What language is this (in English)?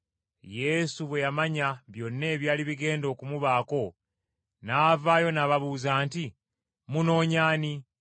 Ganda